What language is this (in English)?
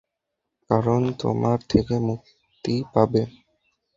Bangla